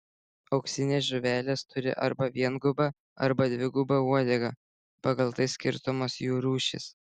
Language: Lithuanian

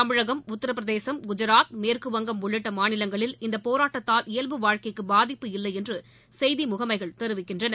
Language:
Tamil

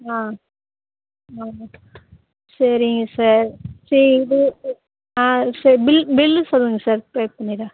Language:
Tamil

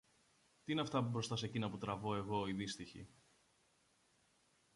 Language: Greek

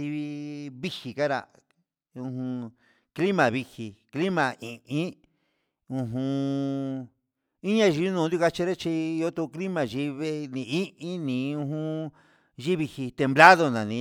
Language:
Huitepec Mixtec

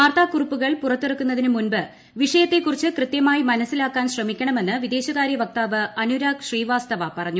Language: Malayalam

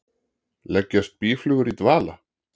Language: Icelandic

